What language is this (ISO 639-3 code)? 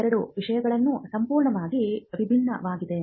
kan